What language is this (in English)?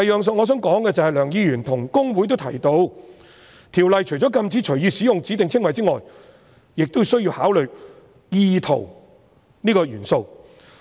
Cantonese